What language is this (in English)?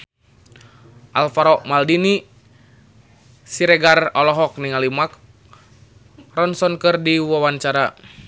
Sundanese